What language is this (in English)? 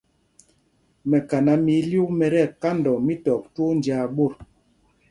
Mpumpong